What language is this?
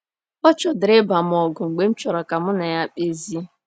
Igbo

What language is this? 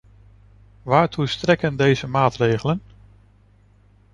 Dutch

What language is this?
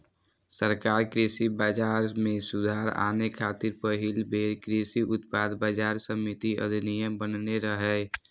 Maithili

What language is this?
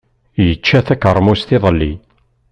Kabyle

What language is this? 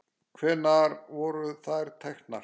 Icelandic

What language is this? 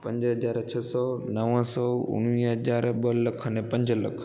Sindhi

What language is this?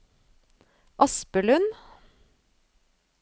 Norwegian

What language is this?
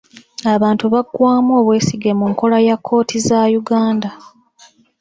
Ganda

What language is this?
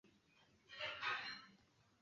Swahili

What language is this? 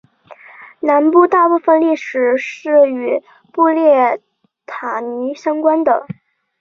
Chinese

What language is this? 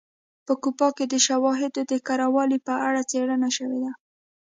Pashto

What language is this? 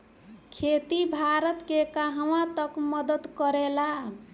Bhojpuri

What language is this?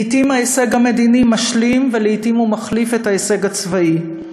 Hebrew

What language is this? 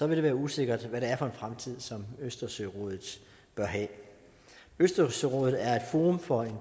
Danish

